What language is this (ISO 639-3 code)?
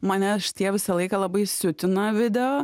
lit